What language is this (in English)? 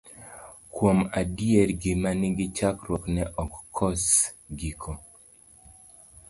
Luo (Kenya and Tanzania)